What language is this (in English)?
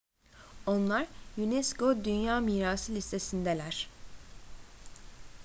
Turkish